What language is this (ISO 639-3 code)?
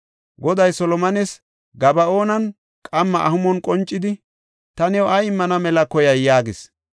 gof